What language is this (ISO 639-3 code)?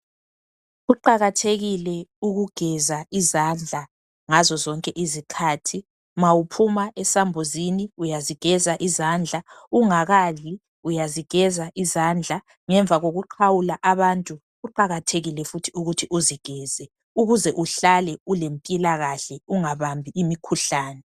nde